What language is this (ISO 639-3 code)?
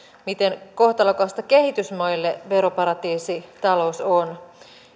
fin